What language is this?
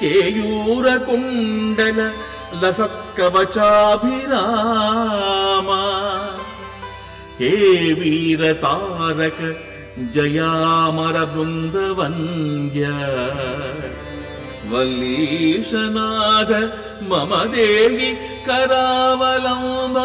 Kannada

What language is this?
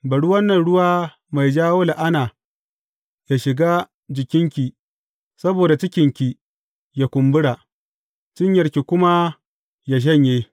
Hausa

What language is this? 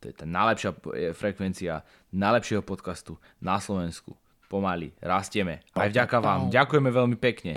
Slovak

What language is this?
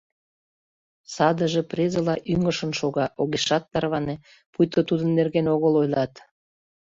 Mari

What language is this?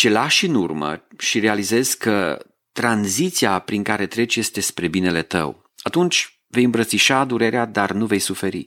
Romanian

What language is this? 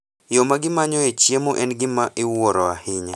Luo (Kenya and Tanzania)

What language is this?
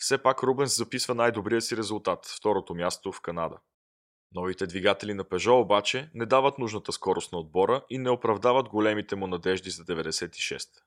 Bulgarian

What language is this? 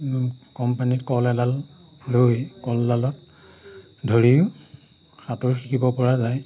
Assamese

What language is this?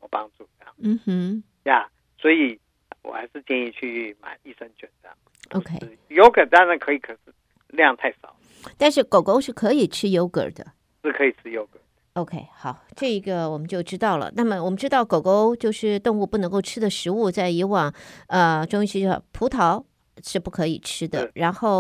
Chinese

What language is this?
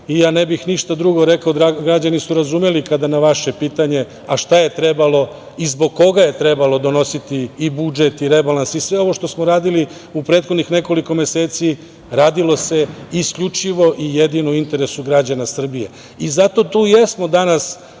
Serbian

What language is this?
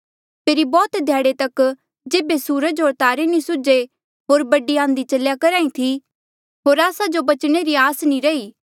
Mandeali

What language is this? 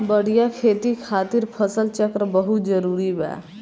Bhojpuri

